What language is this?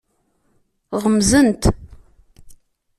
Kabyle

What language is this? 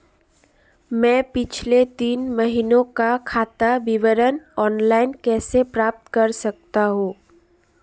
Hindi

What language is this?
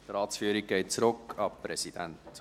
Swiss German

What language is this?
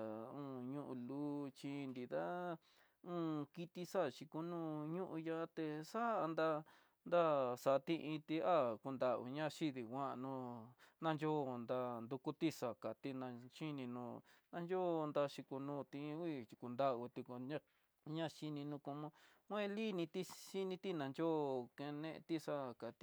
Tidaá Mixtec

